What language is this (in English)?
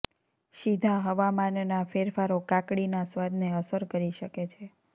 Gujarati